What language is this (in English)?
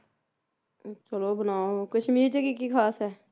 Punjabi